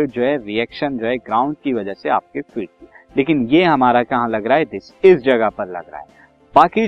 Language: Hindi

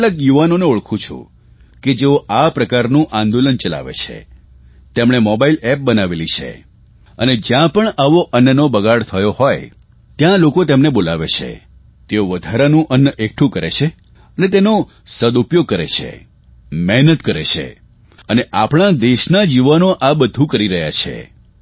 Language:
Gujarati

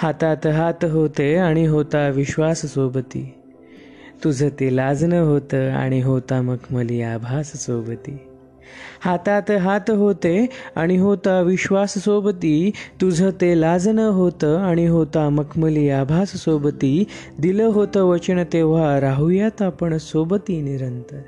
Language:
Marathi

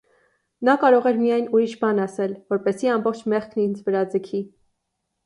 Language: Armenian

